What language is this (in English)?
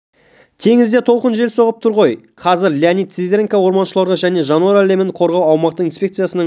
Kazakh